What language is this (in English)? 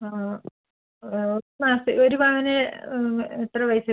Malayalam